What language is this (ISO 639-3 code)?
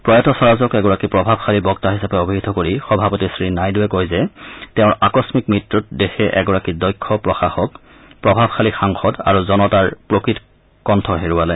asm